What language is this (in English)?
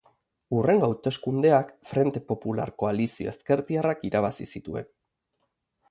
Basque